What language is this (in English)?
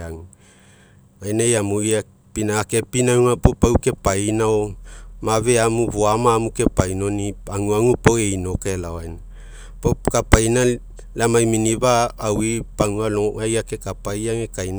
Mekeo